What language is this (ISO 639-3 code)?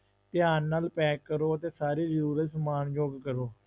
pan